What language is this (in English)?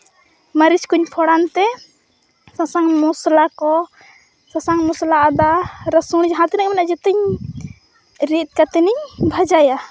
Santali